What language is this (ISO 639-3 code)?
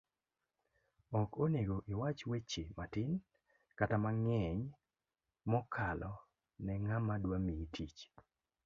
luo